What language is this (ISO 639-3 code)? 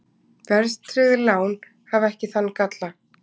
isl